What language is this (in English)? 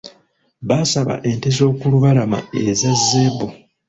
Ganda